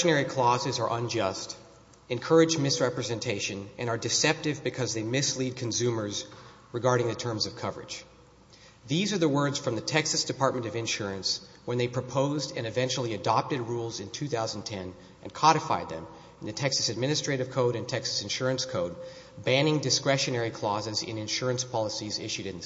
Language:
English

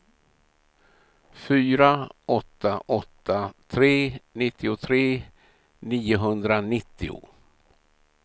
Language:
Swedish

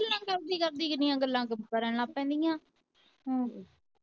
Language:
Punjabi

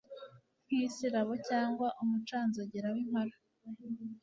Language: Kinyarwanda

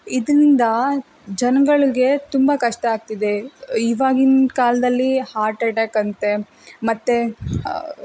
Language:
Kannada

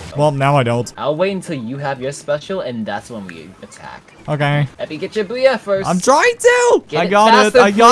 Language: English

